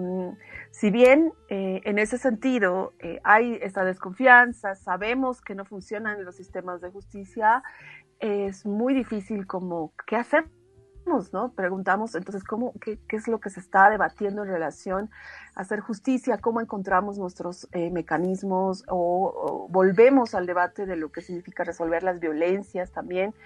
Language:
Spanish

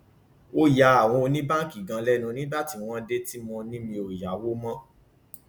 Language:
Yoruba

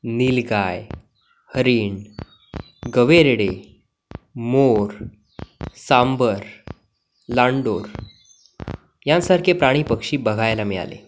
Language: Marathi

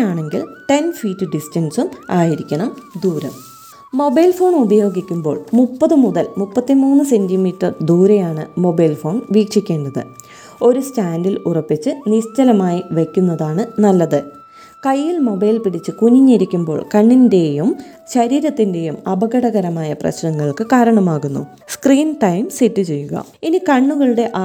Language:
Malayalam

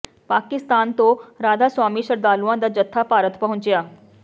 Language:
Punjabi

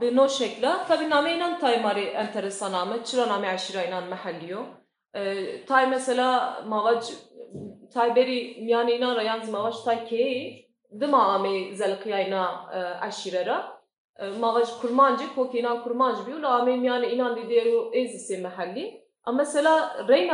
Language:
Turkish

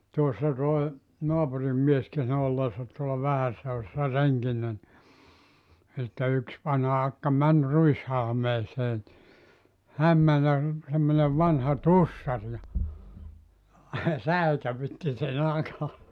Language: Finnish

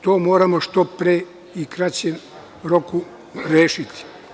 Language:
Serbian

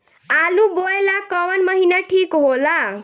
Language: Bhojpuri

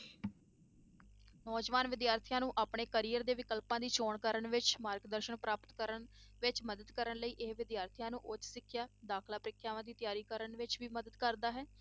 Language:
Punjabi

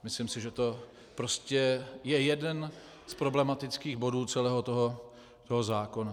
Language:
Czech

